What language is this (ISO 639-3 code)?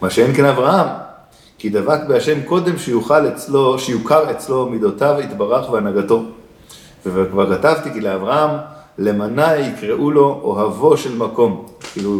heb